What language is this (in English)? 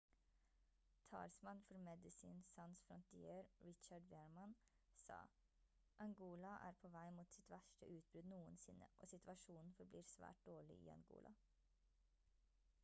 Norwegian Bokmål